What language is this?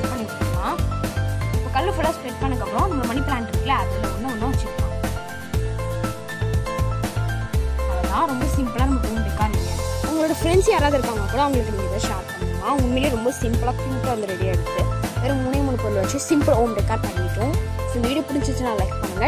Romanian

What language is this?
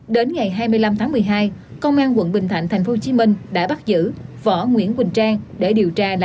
Vietnamese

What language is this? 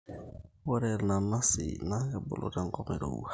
Masai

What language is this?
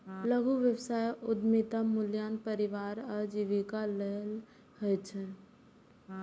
Maithili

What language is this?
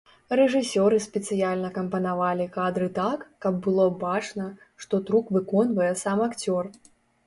Belarusian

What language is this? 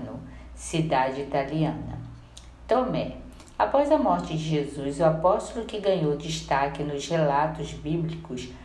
Portuguese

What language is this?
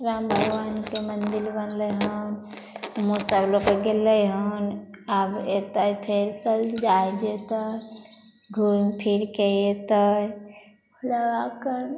Maithili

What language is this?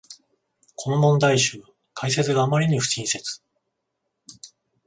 Japanese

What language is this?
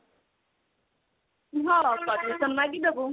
Odia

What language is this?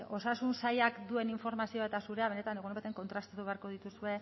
Basque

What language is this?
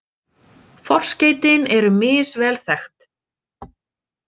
Icelandic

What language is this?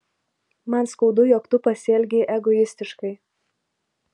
Lithuanian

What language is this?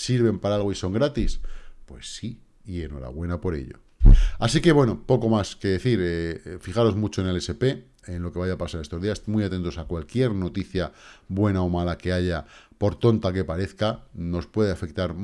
Spanish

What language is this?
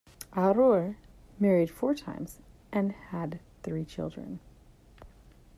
English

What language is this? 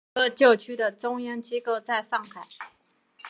Chinese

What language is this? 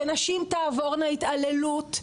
Hebrew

